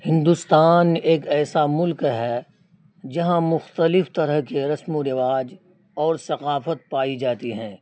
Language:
Urdu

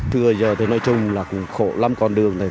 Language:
Vietnamese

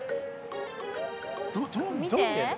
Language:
Japanese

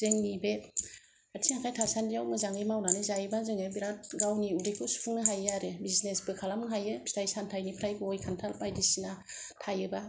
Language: Bodo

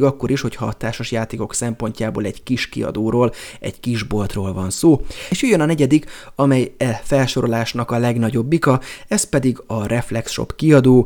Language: Hungarian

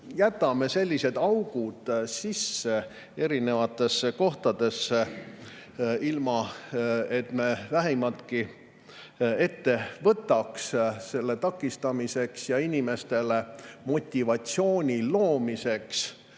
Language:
Estonian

